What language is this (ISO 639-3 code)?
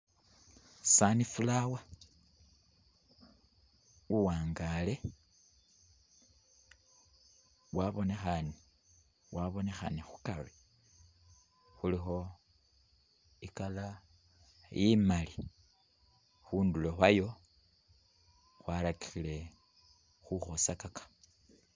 myx